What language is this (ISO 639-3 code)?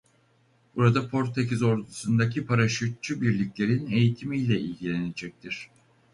tur